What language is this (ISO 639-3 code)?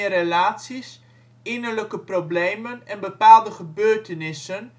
nld